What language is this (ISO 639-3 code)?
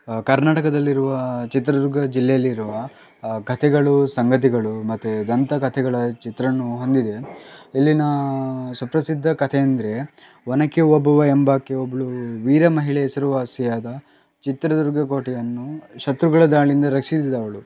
kan